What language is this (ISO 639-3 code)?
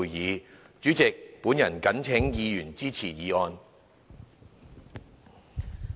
yue